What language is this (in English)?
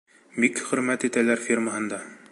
Bashkir